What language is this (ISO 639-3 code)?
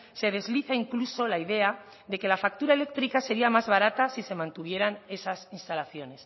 spa